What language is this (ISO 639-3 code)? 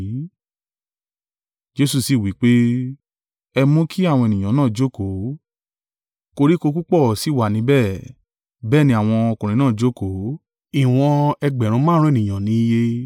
yor